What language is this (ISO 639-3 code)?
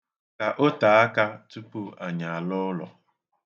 ibo